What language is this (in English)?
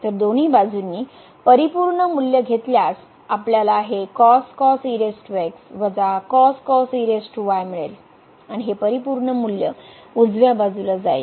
Marathi